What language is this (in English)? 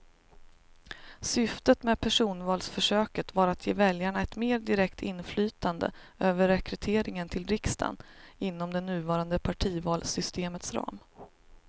Swedish